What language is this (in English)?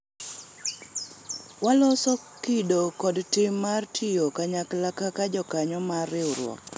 Luo (Kenya and Tanzania)